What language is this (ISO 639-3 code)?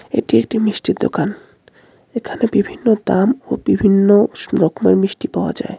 ben